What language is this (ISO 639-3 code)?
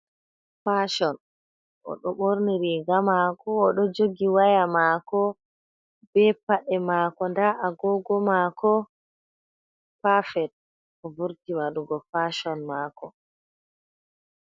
ful